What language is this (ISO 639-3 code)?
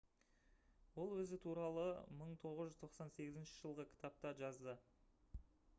kaz